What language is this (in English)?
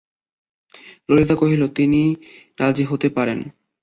Bangla